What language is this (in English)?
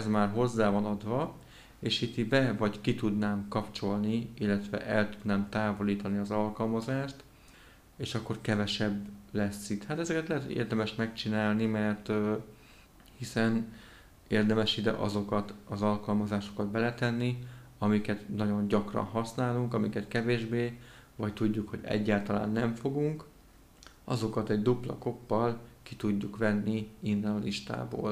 Hungarian